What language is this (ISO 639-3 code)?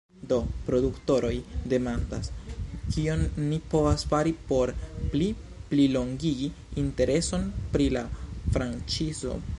epo